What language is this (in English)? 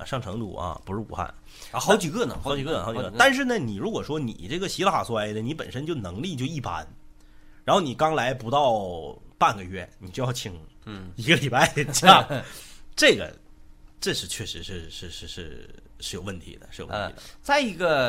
Chinese